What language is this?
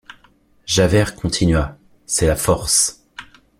French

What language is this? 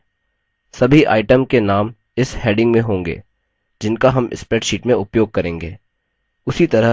Hindi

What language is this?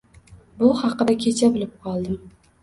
Uzbek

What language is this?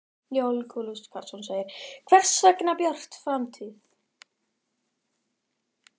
Icelandic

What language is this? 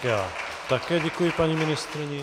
Czech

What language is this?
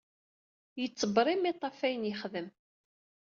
Kabyle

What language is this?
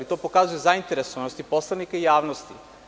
Serbian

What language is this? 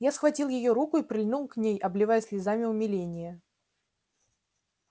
Russian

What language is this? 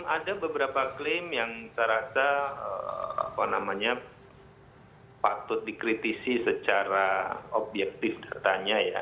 Indonesian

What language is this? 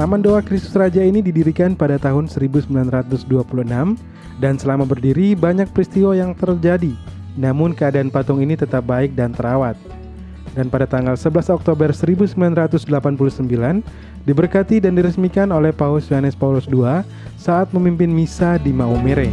Indonesian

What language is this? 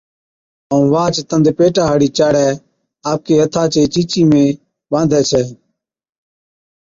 Od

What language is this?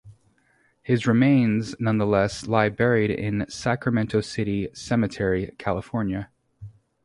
English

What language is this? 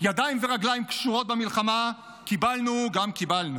Hebrew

